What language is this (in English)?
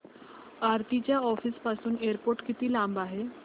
Marathi